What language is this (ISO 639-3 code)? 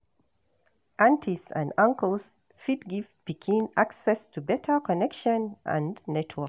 pcm